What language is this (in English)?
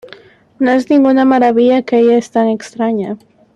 Spanish